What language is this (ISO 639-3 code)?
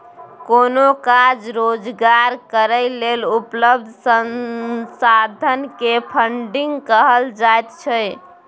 mai